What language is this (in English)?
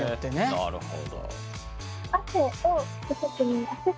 Japanese